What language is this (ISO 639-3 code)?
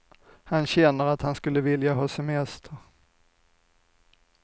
swe